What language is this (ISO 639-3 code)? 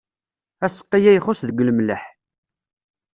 kab